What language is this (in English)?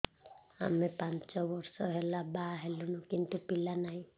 Odia